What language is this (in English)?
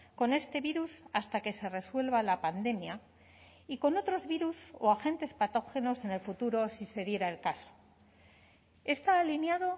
Spanish